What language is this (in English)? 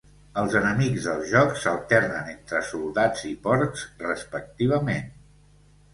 Catalan